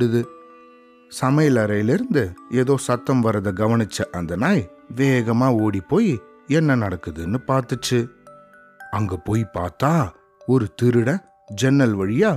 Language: Tamil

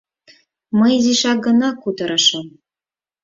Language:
Mari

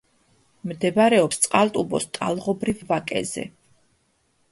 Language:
Georgian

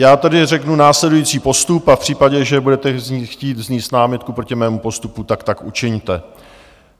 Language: Czech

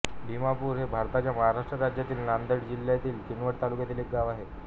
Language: Marathi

